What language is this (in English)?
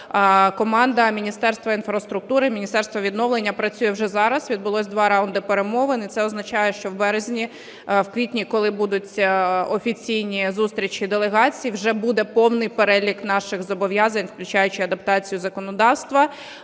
Ukrainian